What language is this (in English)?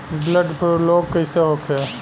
Bhojpuri